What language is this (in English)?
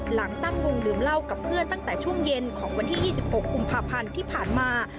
Thai